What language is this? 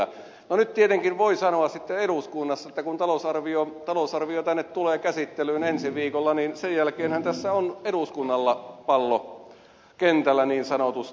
Finnish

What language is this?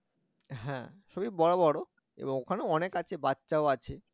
Bangla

